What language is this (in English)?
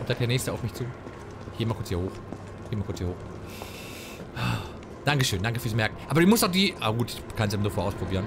German